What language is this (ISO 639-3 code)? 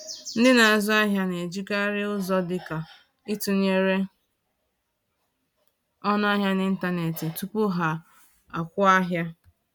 ibo